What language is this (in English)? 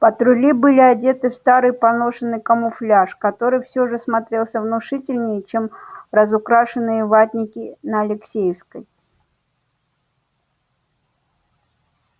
Russian